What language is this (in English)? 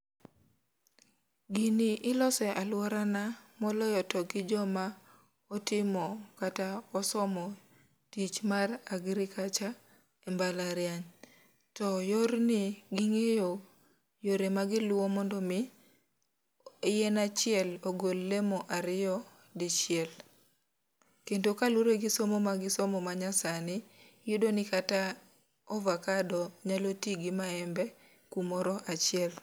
Luo (Kenya and Tanzania)